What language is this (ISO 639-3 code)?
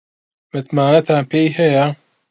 ckb